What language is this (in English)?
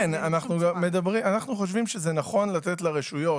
Hebrew